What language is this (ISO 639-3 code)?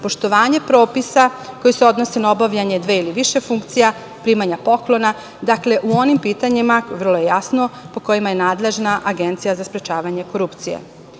srp